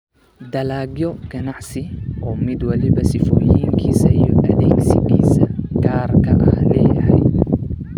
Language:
Somali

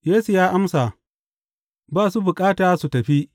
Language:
Hausa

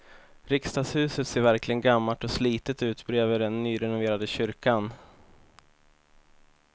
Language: Swedish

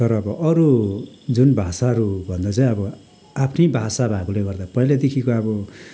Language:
Nepali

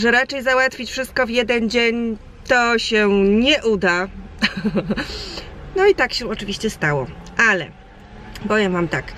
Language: Polish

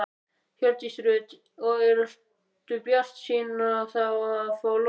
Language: Icelandic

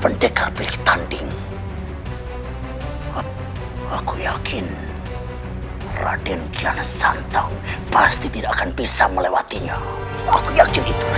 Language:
Indonesian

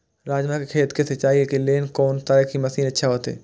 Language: Maithili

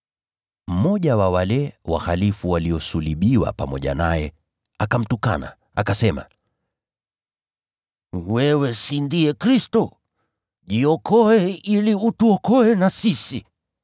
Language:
Swahili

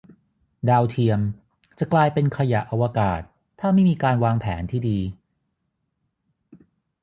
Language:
Thai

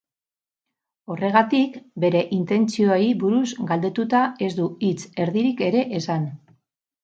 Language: Basque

